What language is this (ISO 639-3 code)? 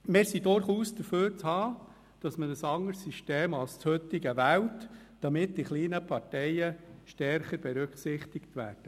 gsw